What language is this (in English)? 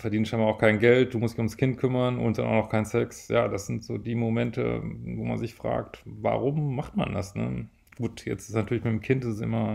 German